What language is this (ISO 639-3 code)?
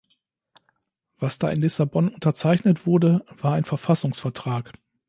deu